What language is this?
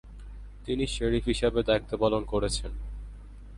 Bangla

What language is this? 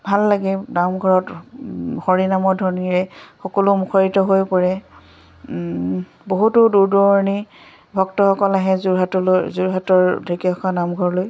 Assamese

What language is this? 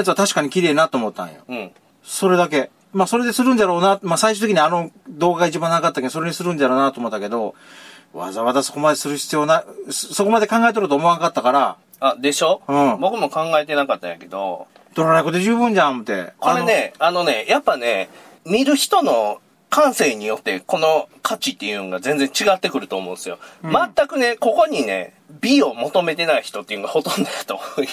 Japanese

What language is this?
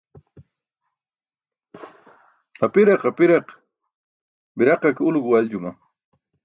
Burushaski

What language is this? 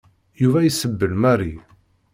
Kabyle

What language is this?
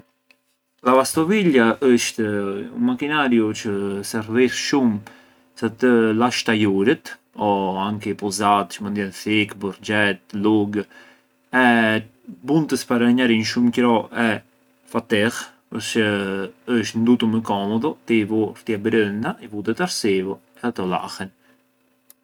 Arbëreshë Albanian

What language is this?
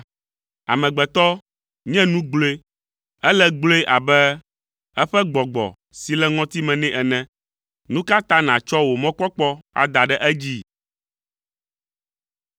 Ewe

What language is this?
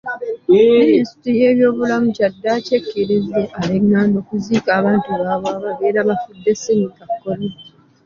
Ganda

